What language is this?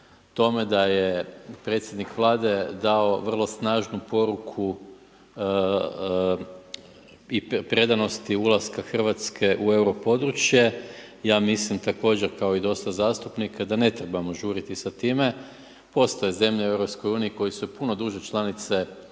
Croatian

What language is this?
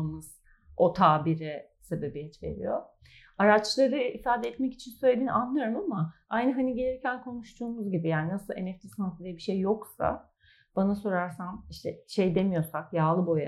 Turkish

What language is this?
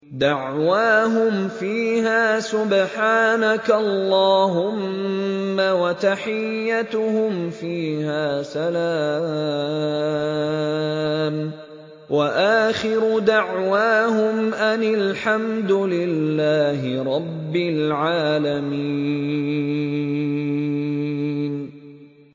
Arabic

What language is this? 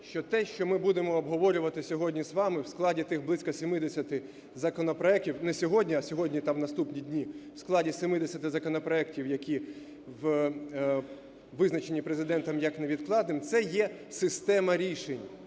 Ukrainian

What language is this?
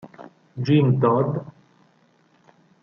Italian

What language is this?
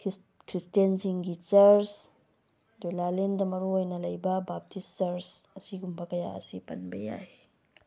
Manipuri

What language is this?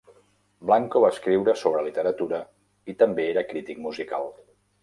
Catalan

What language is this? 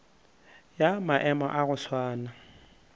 Northern Sotho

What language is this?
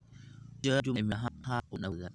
Somali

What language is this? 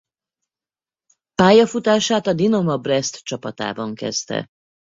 Hungarian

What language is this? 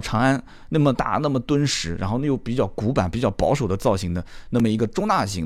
Chinese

